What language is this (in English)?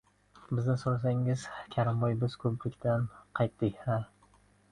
Uzbek